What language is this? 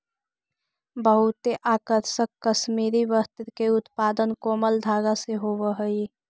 Magahi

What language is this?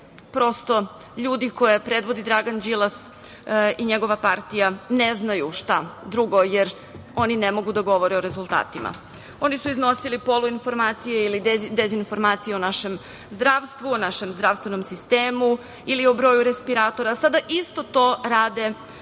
Serbian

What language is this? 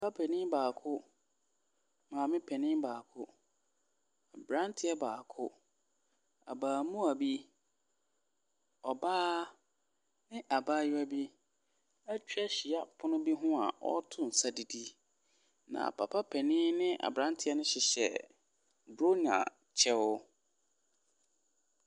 Akan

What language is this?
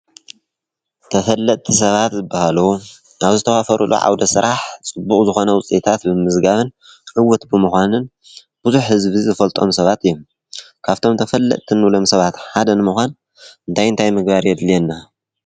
Tigrinya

